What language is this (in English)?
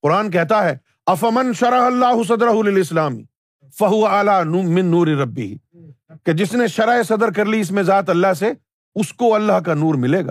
Urdu